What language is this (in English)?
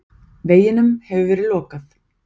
Icelandic